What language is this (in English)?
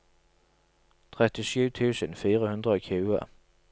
Norwegian